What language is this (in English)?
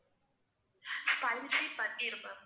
Tamil